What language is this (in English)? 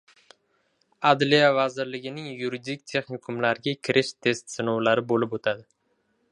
Uzbek